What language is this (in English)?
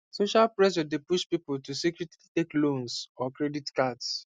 Nigerian Pidgin